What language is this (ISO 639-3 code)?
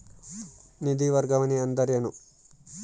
kan